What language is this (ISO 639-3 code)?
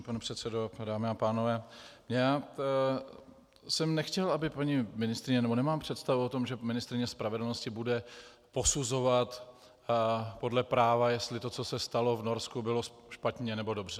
ces